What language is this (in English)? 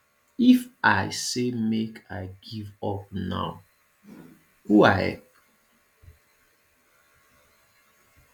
Nigerian Pidgin